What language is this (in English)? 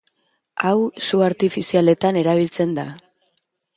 Basque